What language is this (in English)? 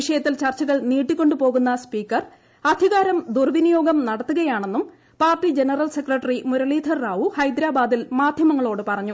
Malayalam